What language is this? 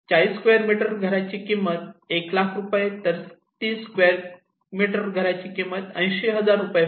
Marathi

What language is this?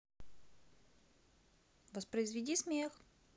Russian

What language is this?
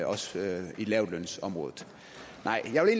Danish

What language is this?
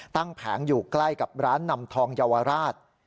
Thai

